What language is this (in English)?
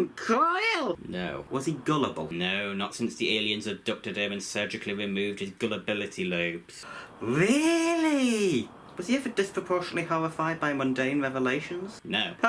English